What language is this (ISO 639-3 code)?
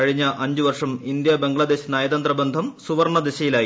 mal